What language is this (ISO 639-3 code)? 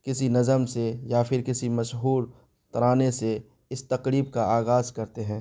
urd